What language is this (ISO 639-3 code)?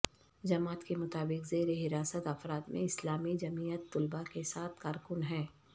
urd